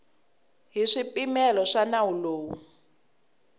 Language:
Tsonga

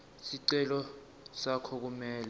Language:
Swati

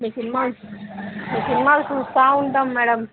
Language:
Telugu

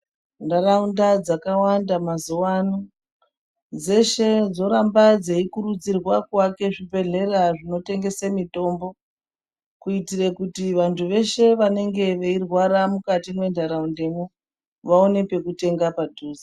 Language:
Ndau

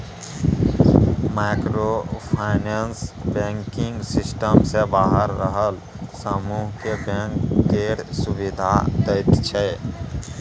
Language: Maithili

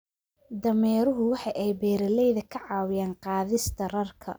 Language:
Somali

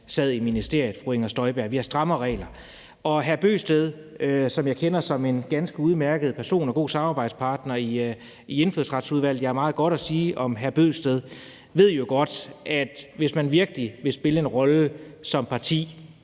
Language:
Danish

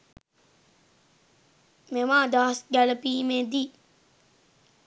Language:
Sinhala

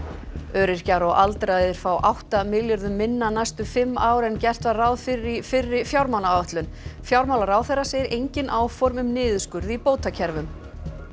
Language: Icelandic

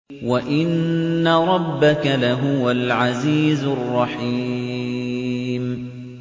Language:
Arabic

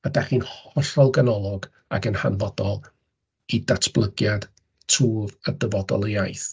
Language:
Welsh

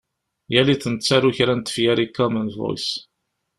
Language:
Kabyle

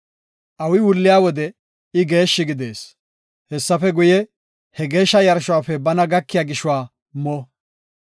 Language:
Gofa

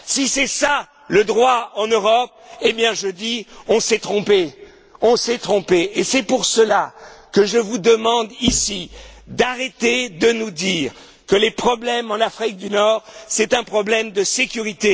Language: French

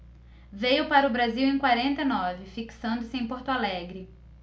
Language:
Portuguese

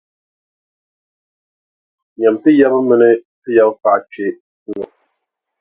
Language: Dagbani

